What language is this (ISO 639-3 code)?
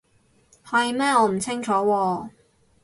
yue